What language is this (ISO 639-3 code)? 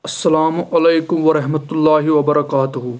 kas